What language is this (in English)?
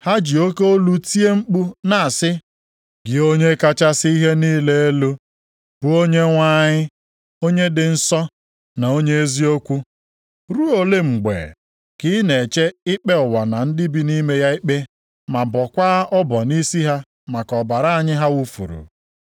Igbo